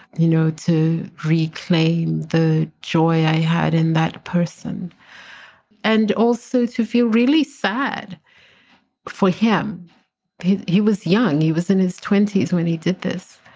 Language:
English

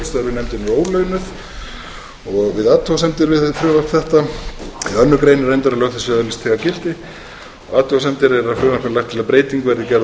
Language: Icelandic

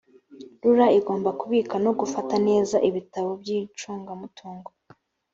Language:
Kinyarwanda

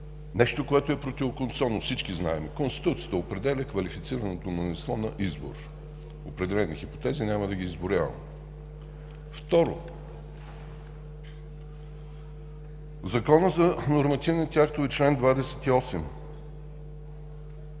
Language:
Bulgarian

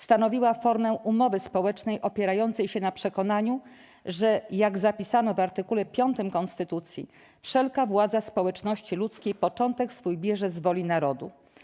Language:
Polish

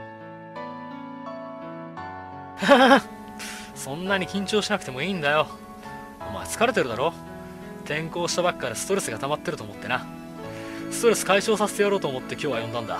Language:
Japanese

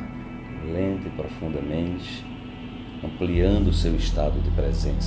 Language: Portuguese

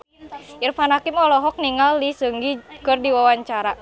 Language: Sundanese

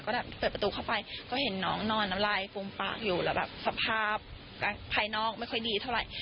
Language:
Thai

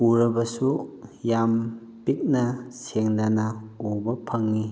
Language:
Manipuri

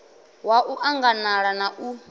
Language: Venda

